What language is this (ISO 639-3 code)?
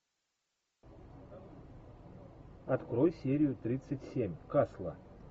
rus